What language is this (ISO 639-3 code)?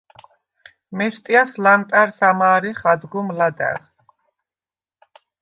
sva